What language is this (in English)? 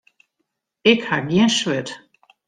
Western Frisian